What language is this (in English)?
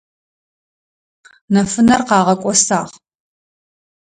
Adyghe